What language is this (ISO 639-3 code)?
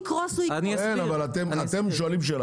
heb